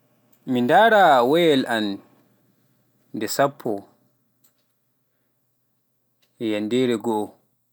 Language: Pular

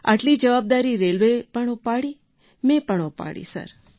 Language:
Gujarati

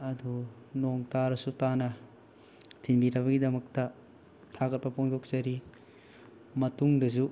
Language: Manipuri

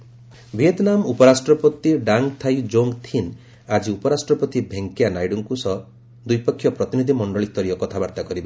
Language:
Odia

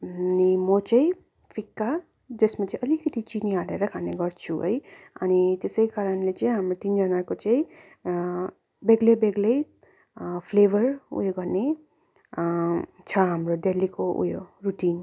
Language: Nepali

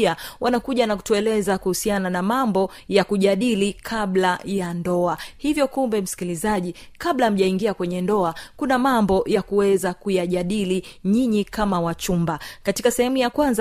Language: Swahili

